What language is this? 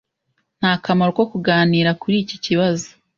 Kinyarwanda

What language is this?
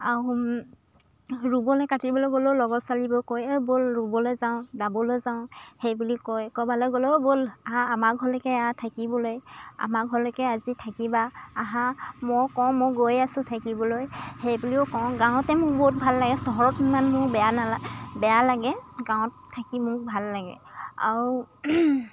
Assamese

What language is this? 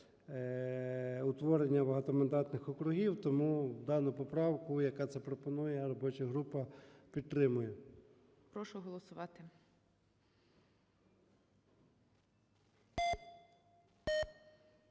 Ukrainian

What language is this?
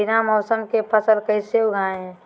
Magahi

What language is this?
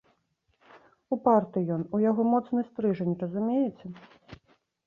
Belarusian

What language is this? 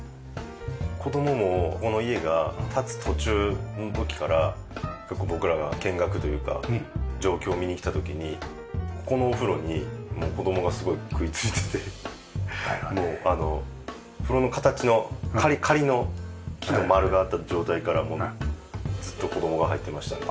Japanese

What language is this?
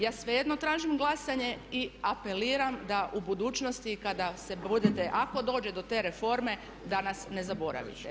Croatian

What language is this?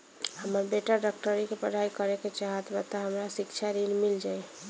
Bhojpuri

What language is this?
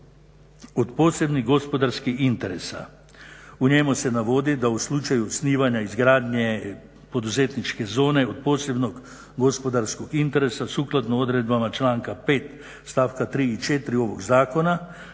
Croatian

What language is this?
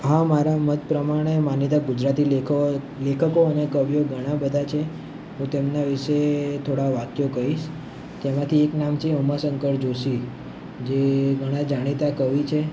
Gujarati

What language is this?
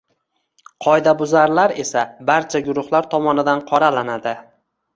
Uzbek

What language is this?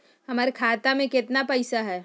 Magahi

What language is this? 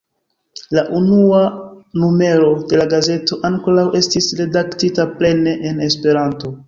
Esperanto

